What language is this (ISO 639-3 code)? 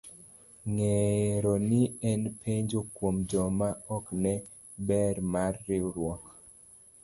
luo